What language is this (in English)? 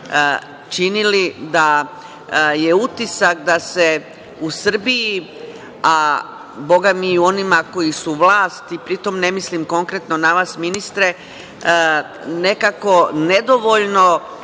Serbian